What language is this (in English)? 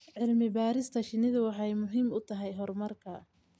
Somali